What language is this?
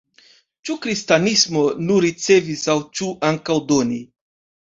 Esperanto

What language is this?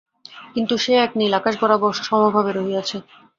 Bangla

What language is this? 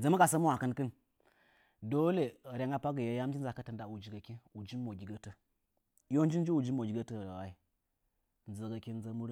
Nzanyi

